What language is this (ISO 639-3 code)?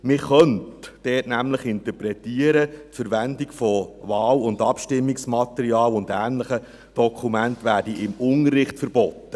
gsw